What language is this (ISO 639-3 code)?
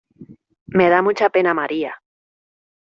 spa